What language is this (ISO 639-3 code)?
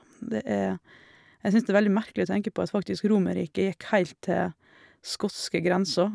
nor